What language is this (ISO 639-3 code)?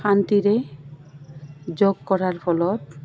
asm